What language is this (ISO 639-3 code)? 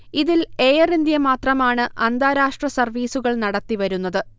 mal